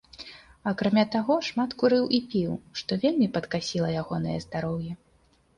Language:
Belarusian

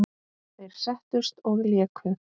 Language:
Icelandic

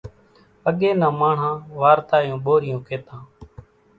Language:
Kachi Koli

